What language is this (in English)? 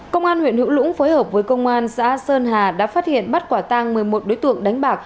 Vietnamese